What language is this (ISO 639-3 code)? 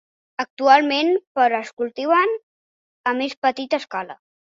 cat